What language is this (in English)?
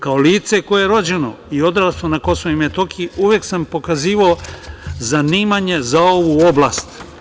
Serbian